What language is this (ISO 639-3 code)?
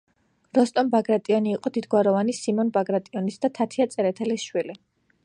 kat